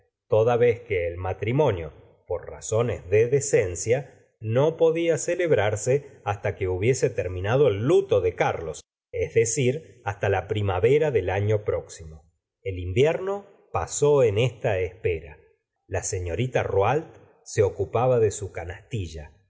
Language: Spanish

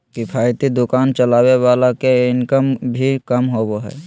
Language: Magahi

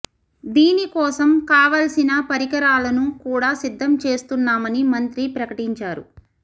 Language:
Telugu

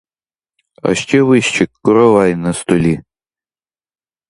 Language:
Ukrainian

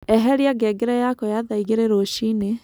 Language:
Kikuyu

